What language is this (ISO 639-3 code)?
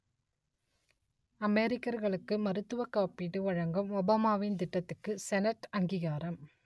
tam